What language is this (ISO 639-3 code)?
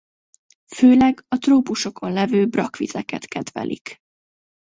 hun